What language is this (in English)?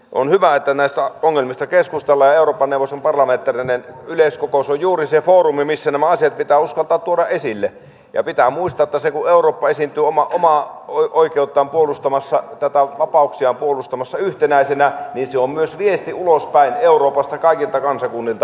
Finnish